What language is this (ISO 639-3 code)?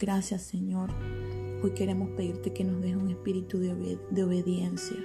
spa